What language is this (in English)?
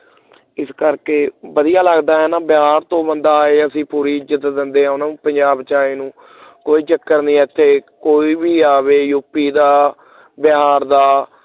Punjabi